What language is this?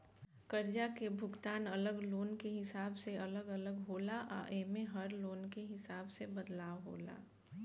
Bhojpuri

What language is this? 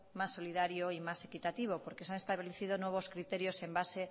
Spanish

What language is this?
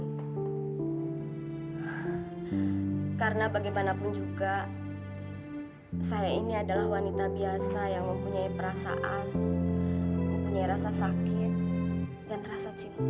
Indonesian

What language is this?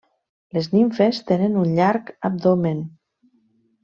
Catalan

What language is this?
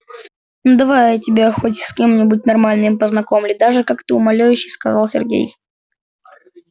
Russian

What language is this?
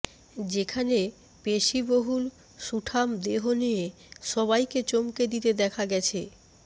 Bangla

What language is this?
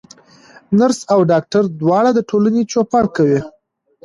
Pashto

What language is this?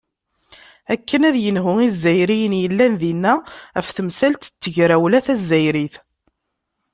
Kabyle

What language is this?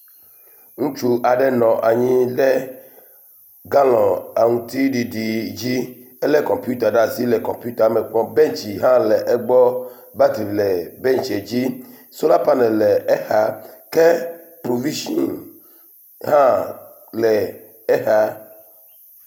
Ewe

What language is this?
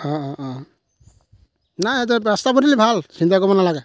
Assamese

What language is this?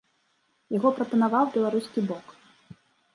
Belarusian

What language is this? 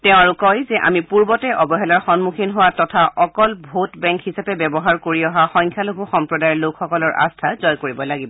Assamese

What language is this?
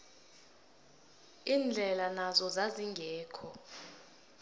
South Ndebele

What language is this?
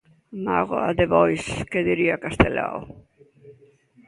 Galician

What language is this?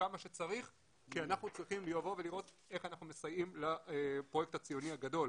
Hebrew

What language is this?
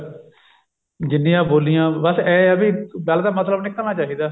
Punjabi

